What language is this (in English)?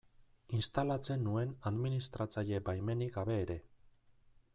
Basque